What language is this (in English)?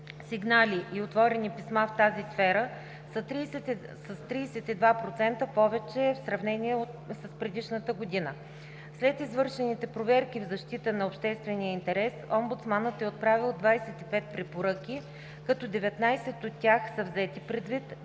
Bulgarian